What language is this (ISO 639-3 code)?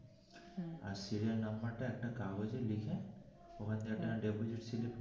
ben